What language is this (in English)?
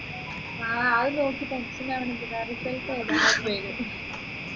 Malayalam